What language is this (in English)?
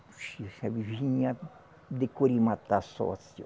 Portuguese